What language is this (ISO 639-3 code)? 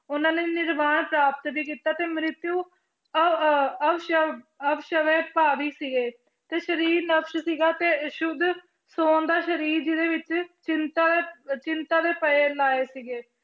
pan